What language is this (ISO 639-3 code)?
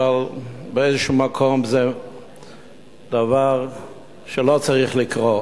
heb